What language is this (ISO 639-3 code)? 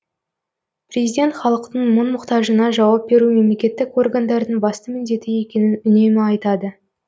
kaz